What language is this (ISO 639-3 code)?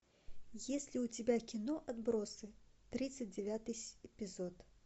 rus